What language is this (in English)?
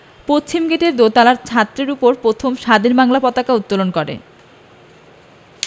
Bangla